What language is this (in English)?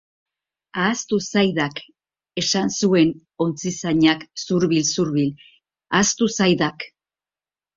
Basque